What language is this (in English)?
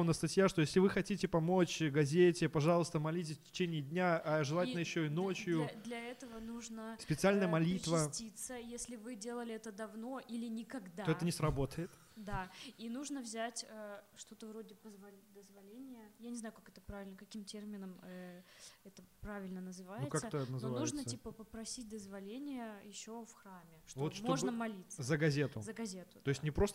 Russian